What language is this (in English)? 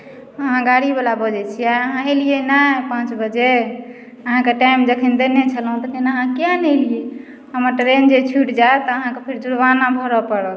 Maithili